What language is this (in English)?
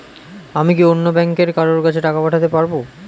Bangla